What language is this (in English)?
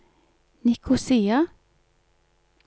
Norwegian